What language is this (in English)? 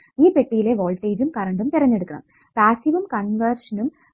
Malayalam